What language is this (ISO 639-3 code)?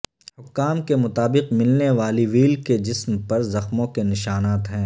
urd